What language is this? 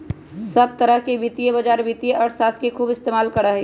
Magahi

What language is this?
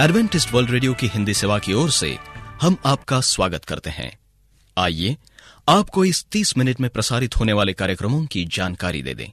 Hindi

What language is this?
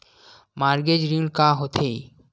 Chhattisgarhi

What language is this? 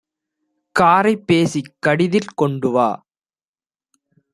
Tamil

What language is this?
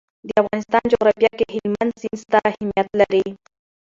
Pashto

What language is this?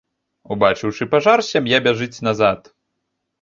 Belarusian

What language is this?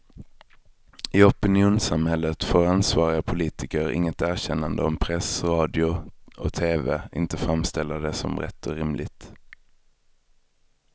Swedish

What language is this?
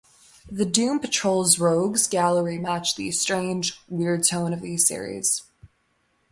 English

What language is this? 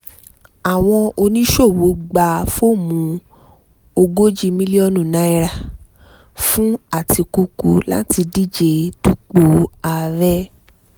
Yoruba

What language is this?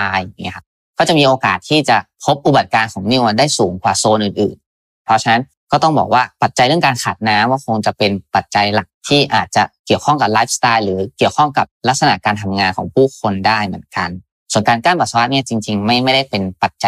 Thai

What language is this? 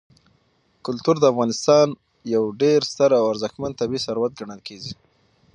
Pashto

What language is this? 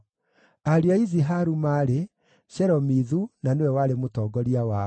Kikuyu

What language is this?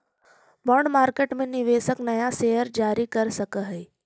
Magahi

